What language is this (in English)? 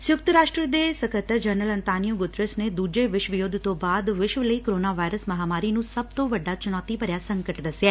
Punjabi